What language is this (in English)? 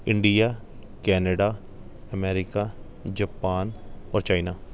Punjabi